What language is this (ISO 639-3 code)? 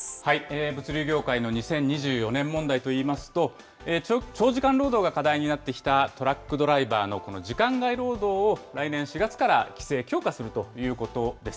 jpn